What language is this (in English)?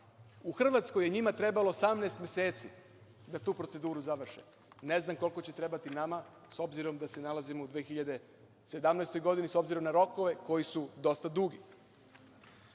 Serbian